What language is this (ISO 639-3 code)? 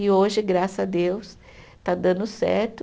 por